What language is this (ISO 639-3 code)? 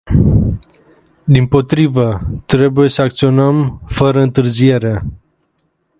ron